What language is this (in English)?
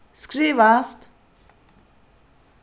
Faroese